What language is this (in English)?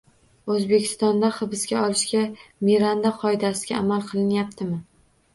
Uzbek